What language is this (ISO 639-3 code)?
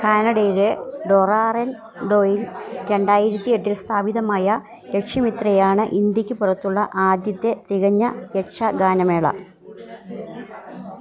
mal